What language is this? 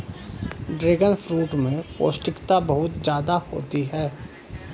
Hindi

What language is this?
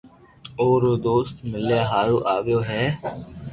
Loarki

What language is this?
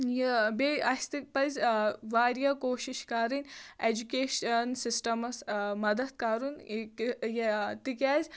Kashmiri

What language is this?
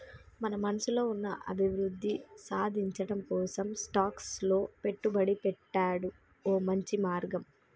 Telugu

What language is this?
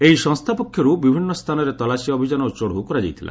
Odia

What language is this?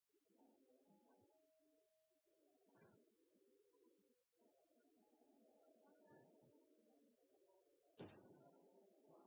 Norwegian Nynorsk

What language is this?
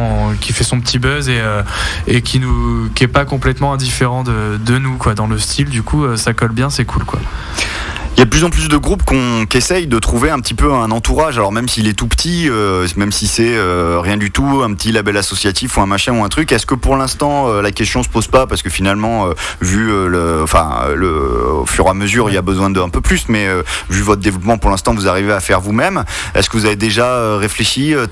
French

